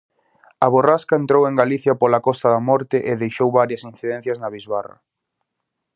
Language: Galician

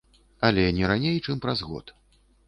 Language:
Belarusian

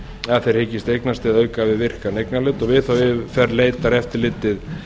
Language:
Icelandic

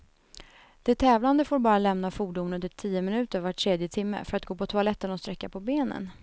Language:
Swedish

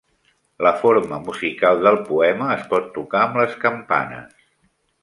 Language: Catalan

